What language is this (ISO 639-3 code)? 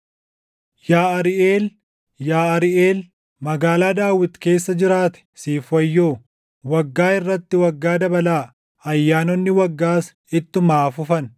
orm